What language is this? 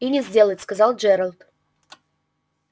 Russian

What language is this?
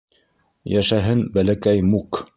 Bashkir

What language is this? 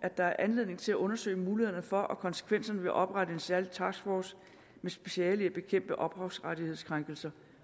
Danish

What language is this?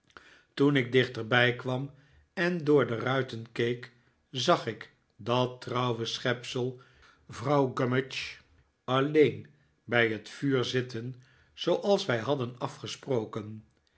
Dutch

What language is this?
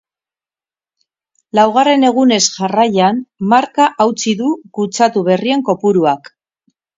Basque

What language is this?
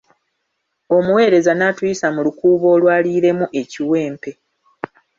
Ganda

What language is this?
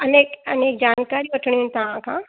Sindhi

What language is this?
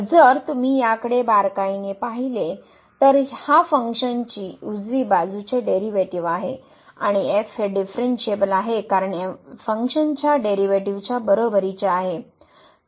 Marathi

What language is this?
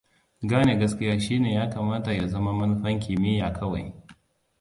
Hausa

